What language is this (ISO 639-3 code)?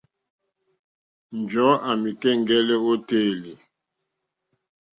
bri